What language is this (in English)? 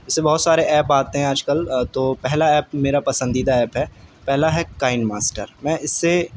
Urdu